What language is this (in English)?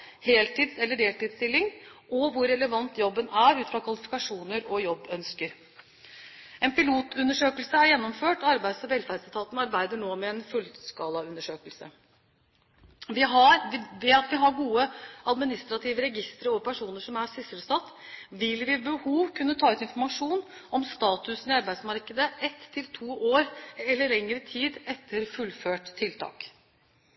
Norwegian Bokmål